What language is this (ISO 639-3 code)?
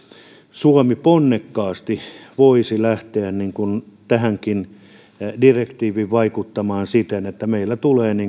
fin